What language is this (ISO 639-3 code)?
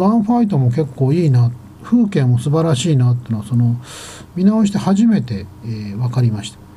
jpn